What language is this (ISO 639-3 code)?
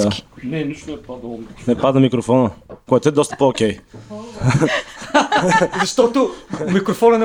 bul